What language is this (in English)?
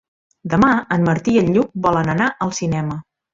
Catalan